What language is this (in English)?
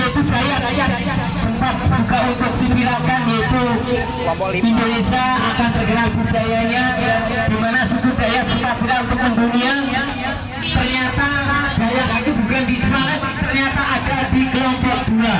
Indonesian